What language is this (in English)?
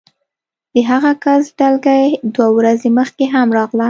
Pashto